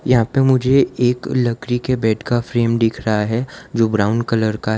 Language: Hindi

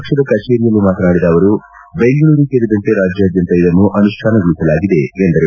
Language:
Kannada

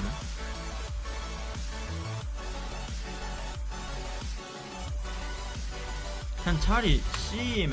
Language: Korean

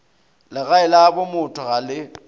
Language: Northern Sotho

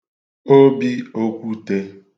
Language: Igbo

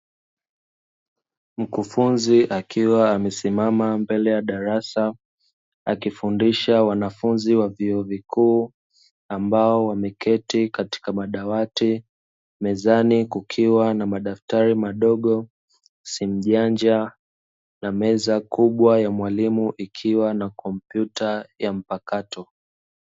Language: Swahili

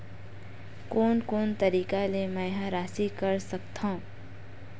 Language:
Chhattisgarhi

